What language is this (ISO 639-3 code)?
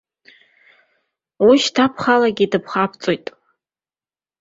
abk